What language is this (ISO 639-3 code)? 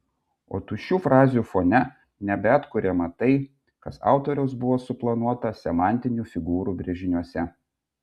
lit